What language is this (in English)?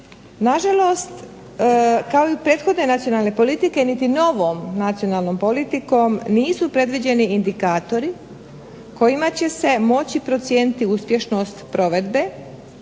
Croatian